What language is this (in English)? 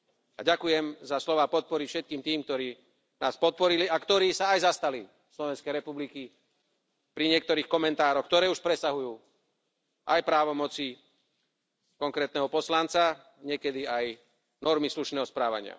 Slovak